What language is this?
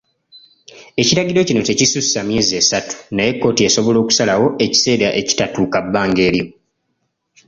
Ganda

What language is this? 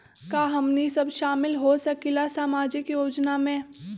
Magahi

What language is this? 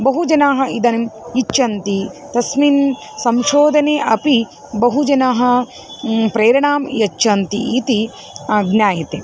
Sanskrit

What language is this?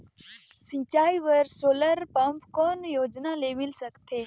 Chhattisgarhi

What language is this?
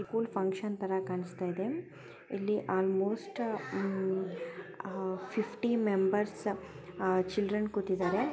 Kannada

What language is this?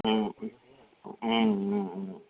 Tamil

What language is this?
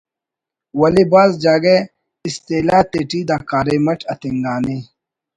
Brahui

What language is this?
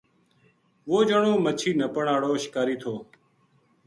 Gujari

